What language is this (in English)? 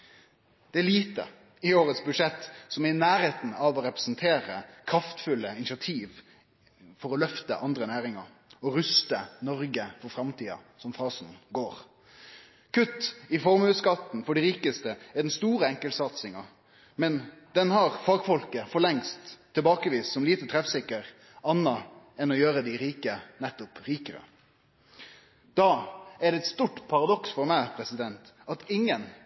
Norwegian Nynorsk